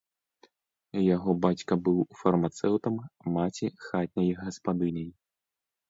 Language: Belarusian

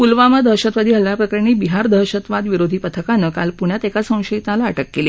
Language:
Marathi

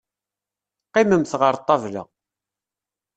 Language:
Kabyle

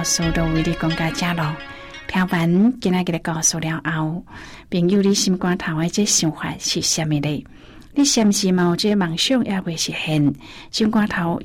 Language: Chinese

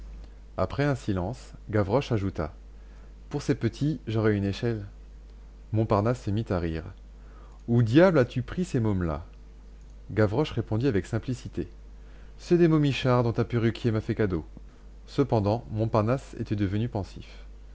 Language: French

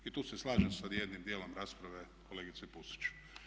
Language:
Croatian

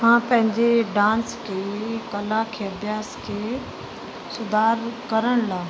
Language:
Sindhi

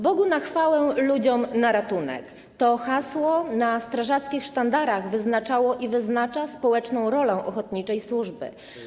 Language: Polish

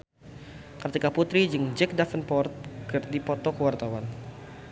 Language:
Sundanese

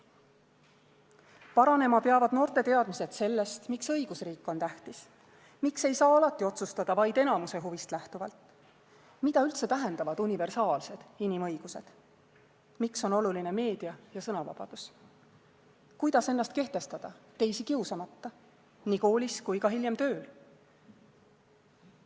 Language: Estonian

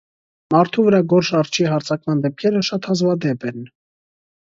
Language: Armenian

